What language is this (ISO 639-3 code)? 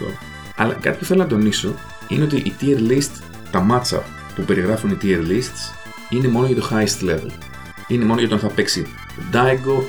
ell